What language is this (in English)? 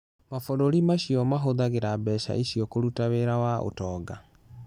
Kikuyu